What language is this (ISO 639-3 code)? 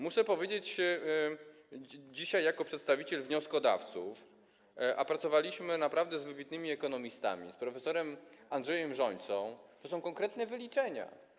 pol